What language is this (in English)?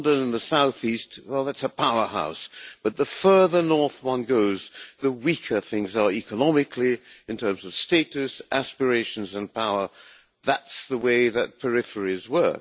English